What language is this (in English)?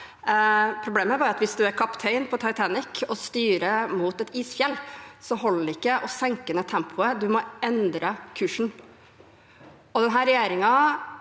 Norwegian